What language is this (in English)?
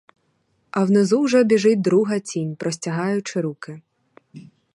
Ukrainian